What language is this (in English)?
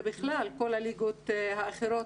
Hebrew